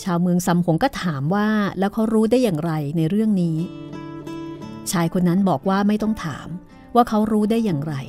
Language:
Thai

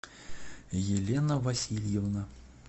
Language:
Russian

